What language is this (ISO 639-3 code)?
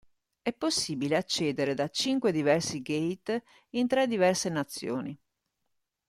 ita